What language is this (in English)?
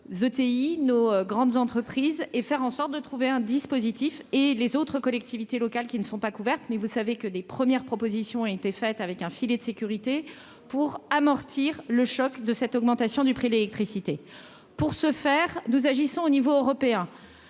French